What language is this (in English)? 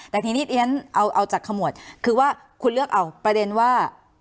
Thai